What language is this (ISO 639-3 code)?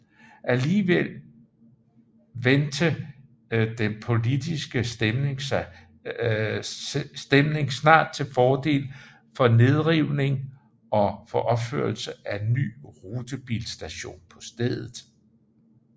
dan